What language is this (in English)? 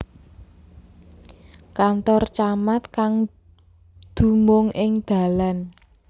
Javanese